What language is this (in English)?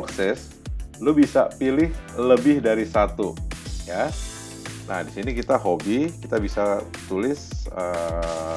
Indonesian